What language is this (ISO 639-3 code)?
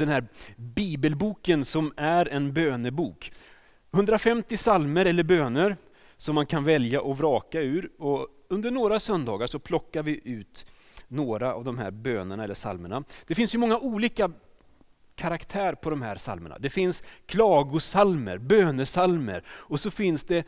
swe